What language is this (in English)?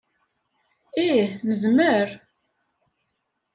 Kabyle